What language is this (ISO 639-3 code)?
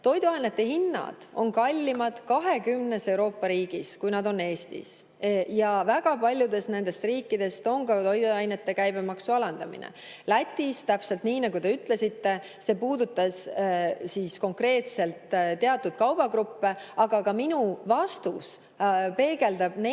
est